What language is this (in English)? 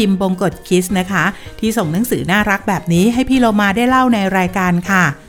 Thai